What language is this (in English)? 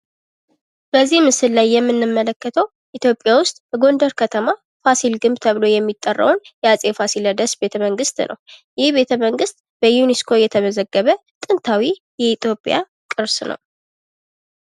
Amharic